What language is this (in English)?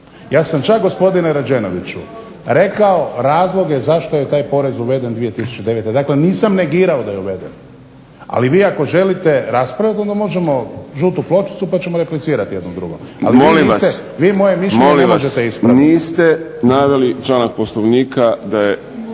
Croatian